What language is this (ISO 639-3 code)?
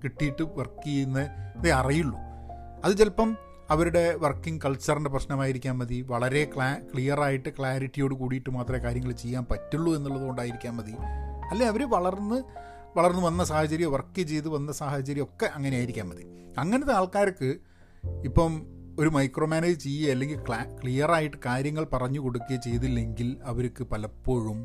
mal